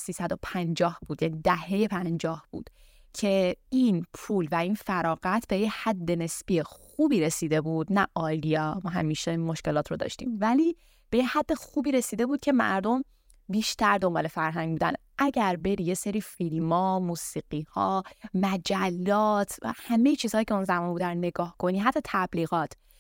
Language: Persian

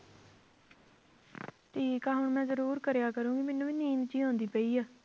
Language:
Punjabi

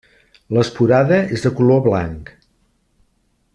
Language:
Catalan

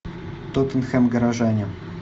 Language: Russian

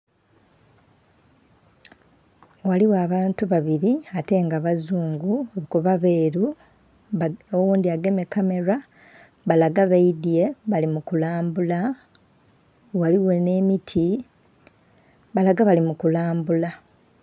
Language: Soga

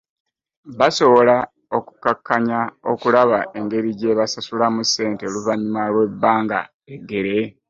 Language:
Ganda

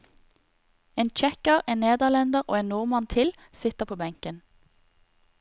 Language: Norwegian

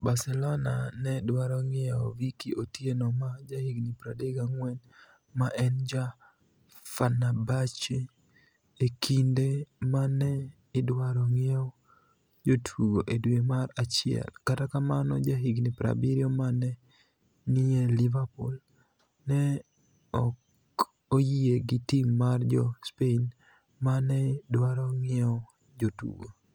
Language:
Luo (Kenya and Tanzania)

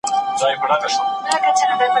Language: Pashto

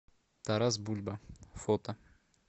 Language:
Russian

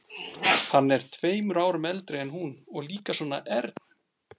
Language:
Icelandic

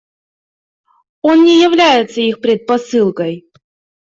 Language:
Russian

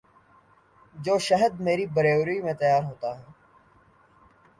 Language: Urdu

